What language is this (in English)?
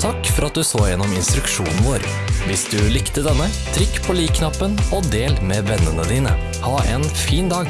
Norwegian